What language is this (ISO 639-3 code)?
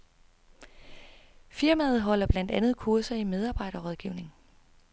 dan